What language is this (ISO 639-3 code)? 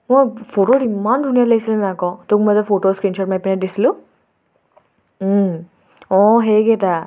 asm